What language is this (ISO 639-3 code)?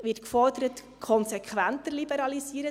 gsw